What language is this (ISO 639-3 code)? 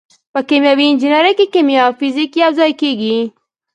pus